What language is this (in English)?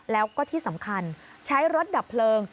Thai